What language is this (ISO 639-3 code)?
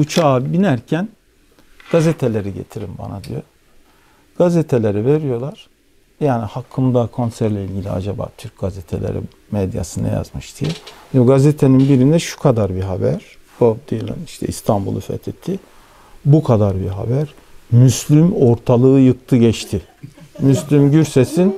tur